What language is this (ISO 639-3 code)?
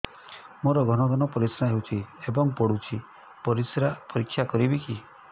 ori